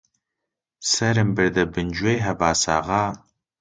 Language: Central Kurdish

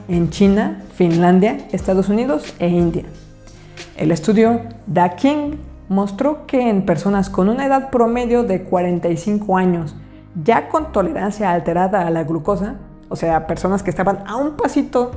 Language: Spanish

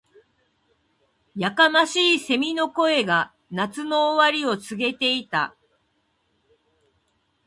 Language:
Japanese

